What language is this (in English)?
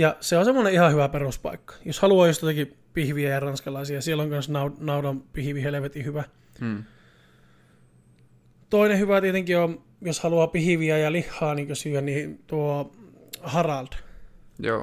Finnish